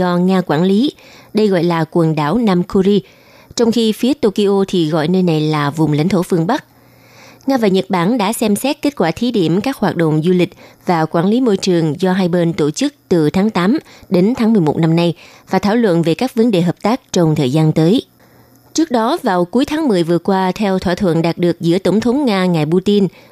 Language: Vietnamese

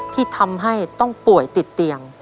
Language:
Thai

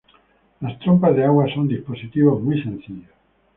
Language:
Spanish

